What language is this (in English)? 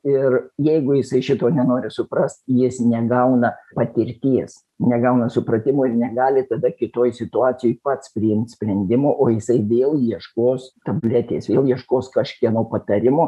Lithuanian